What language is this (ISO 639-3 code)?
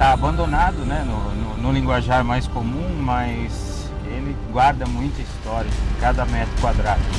por